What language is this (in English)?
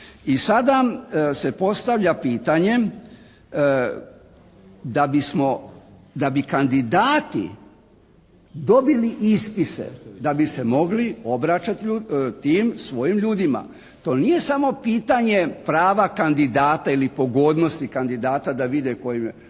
Croatian